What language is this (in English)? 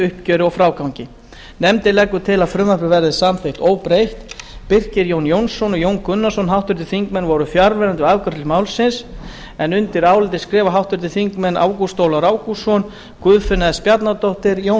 Icelandic